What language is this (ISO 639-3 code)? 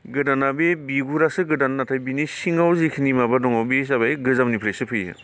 brx